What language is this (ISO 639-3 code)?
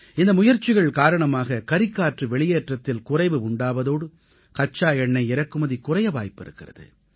tam